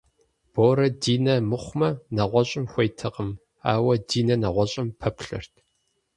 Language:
Kabardian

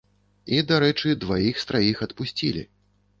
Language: Belarusian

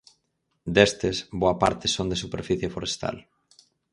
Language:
Galician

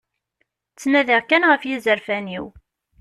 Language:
Kabyle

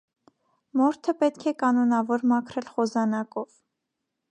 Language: Armenian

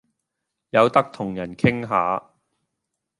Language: Cantonese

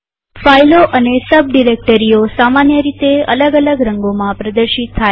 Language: Gujarati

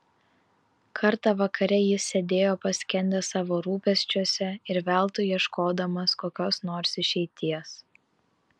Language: Lithuanian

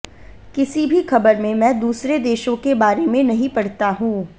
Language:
Hindi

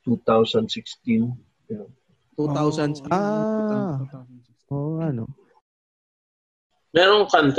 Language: Filipino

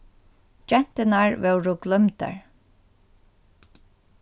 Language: Faroese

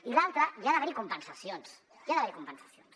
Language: Catalan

